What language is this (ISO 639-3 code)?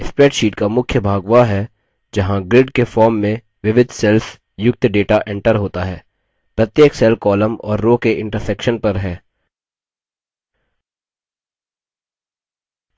hin